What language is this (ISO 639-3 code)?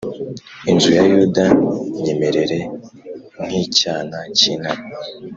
kin